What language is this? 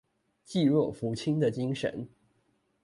Chinese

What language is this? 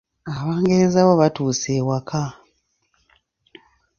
Ganda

